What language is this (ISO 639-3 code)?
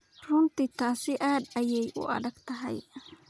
som